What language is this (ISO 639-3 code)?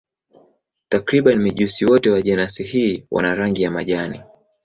swa